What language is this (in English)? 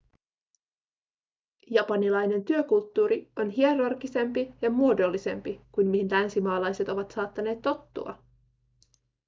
Finnish